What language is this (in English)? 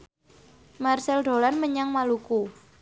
Javanese